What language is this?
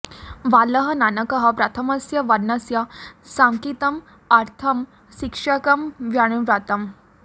Sanskrit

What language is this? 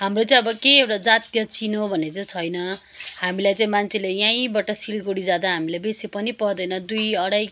Nepali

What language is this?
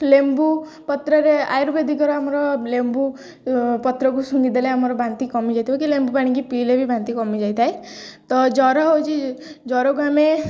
Odia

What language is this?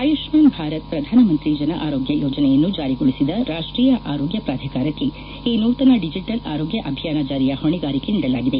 Kannada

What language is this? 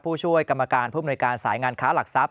Thai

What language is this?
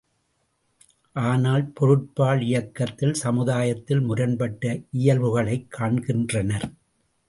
Tamil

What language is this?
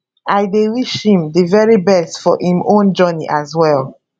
Nigerian Pidgin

